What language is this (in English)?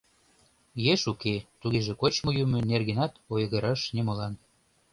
Mari